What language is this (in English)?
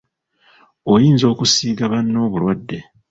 Ganda